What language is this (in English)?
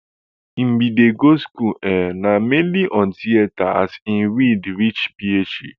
Nigerian Pidgin